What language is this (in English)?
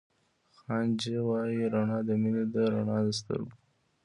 Pashto